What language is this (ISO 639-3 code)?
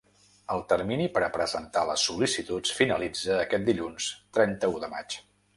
cat